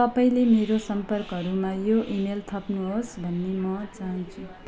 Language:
Nepali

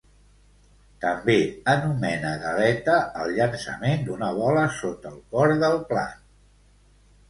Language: Catalan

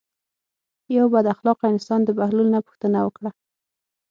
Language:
Pashto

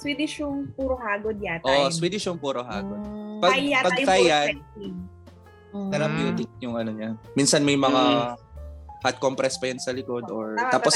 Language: Filipino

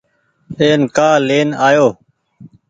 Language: Goaria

